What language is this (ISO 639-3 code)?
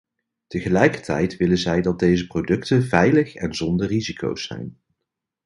nld